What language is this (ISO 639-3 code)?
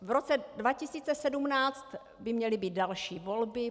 ces